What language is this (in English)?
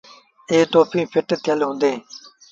Sindhi Bhil